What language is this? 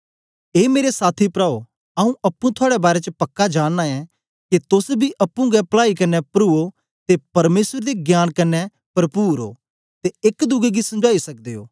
Dogri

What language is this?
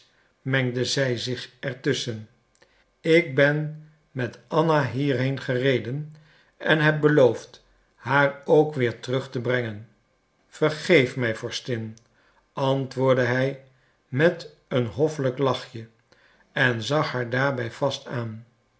Dutch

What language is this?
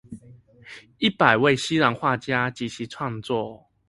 Chinese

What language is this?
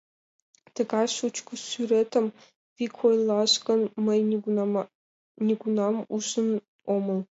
Mari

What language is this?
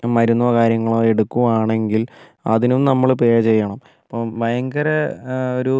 Malayalam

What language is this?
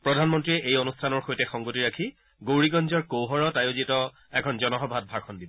Assamese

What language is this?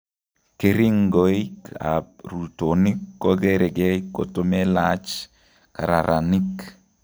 Kalenjin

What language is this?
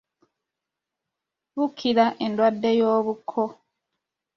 Ganda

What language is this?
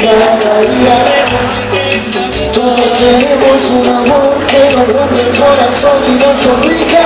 Arabic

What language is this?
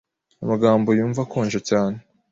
Kinyarwanda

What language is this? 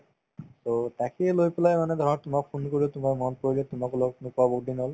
Assamese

